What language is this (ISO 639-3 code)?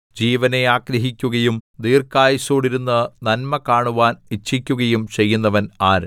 mal